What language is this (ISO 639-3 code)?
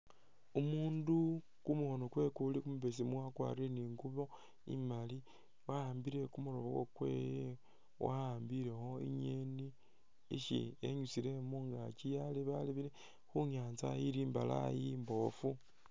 myx